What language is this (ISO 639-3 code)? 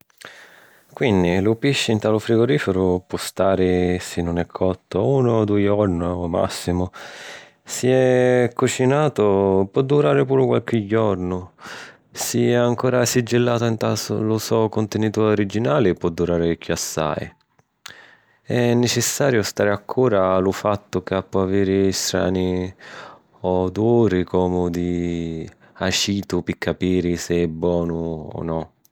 scn